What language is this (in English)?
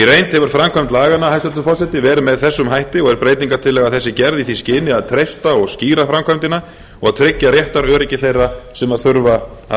Icelandic